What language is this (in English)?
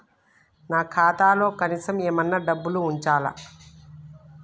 Telugu